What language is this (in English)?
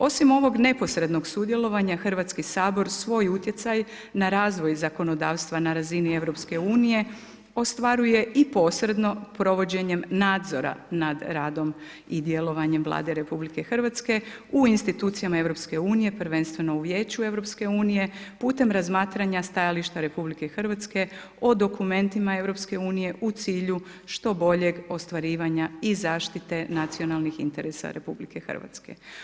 Croatian